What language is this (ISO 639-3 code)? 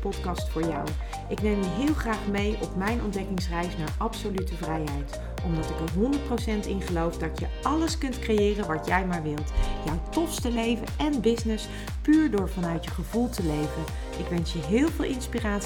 nld